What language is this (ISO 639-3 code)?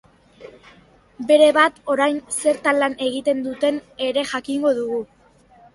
eus